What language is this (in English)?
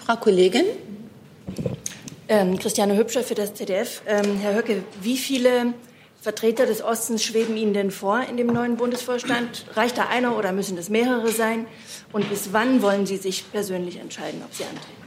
German